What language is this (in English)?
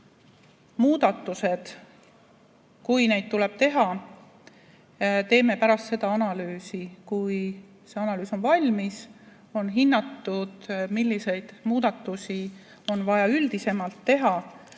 Estonian